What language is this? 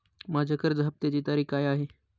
Marathi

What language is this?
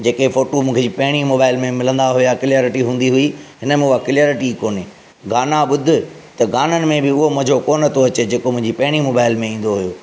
Sindhi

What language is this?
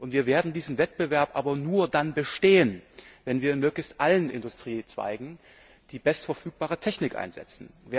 German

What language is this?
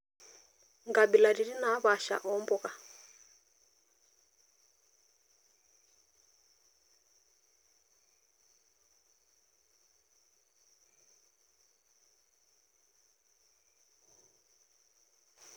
Masai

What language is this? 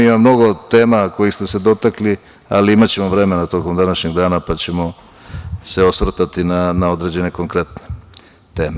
Serbian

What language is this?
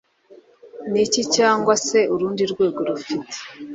Kinyarwanda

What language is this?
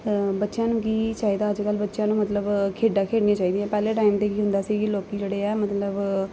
Punjabi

